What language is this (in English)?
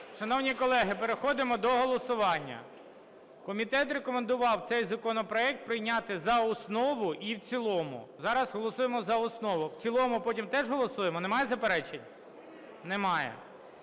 Ukrainian